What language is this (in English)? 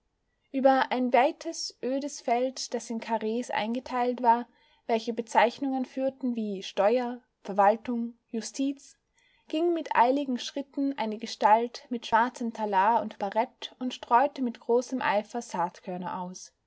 German